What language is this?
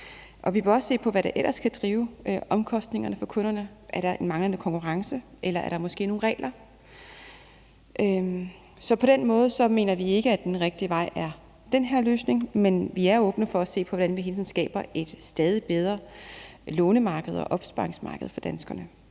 Danish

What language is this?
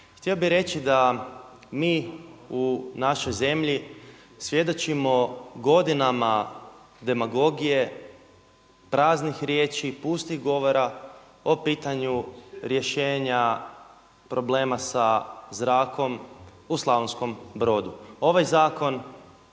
Croatian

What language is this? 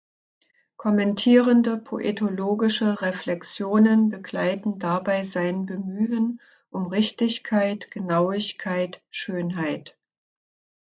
German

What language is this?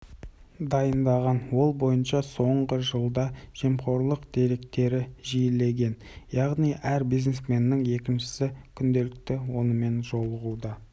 Kazakh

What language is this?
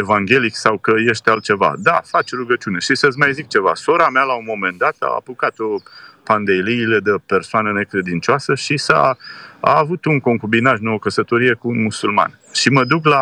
Romanian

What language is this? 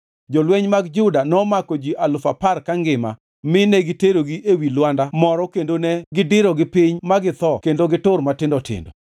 Luo (Kenya and Tanzania)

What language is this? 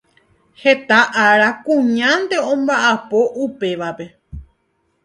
Guarani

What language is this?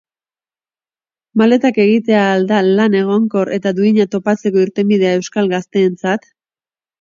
Basque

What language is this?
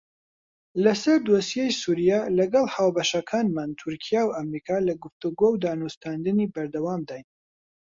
Central Kurdish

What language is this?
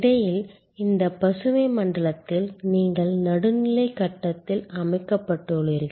Tamil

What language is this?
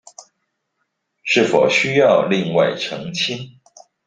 Chinese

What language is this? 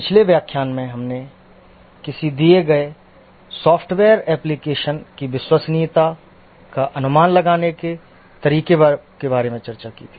Hindi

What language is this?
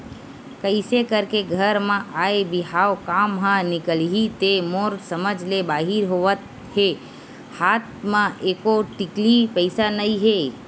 Chhattisgarhi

